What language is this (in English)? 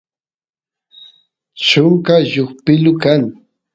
Santiago del Estero Quichua